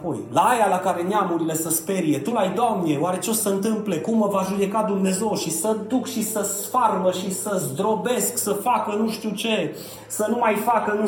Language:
Romanian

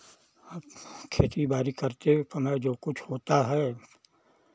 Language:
Hindi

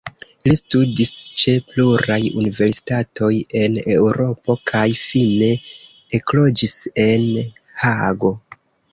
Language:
Esperanto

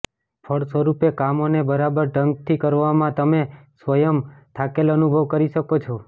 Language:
Gujarati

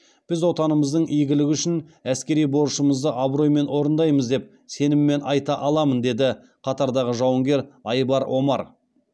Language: Kazakh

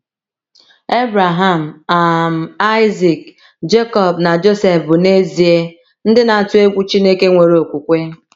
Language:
Igbo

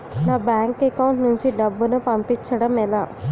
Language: Telugu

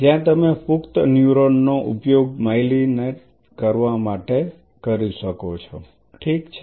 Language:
Gujarati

